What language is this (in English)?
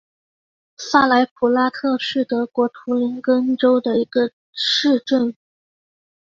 Chinese